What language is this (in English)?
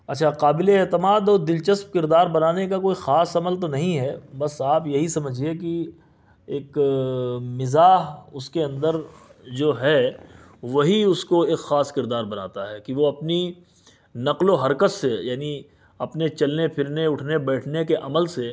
Urdu